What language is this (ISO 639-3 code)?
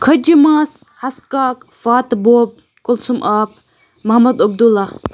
kas